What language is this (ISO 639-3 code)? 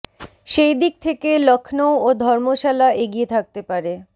ben